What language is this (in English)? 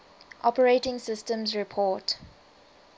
English